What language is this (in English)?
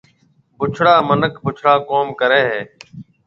Marwari (Pakistan)